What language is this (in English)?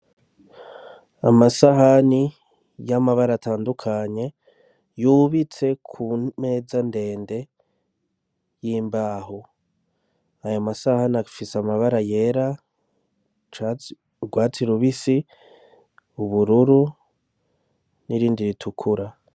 Rundi